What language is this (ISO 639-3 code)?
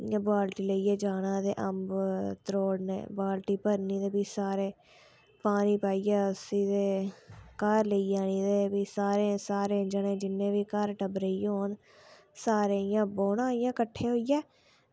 doi